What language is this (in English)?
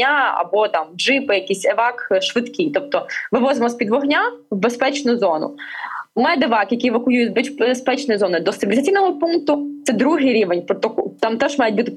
Ukrainian